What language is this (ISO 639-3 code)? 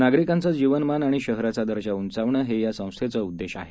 mar